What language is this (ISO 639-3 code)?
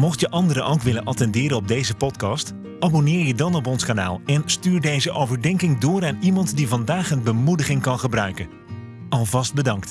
nld